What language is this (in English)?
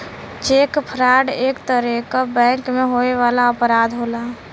Bhojpuri